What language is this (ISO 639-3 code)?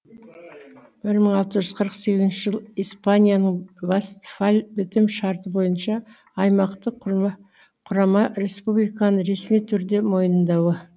kaz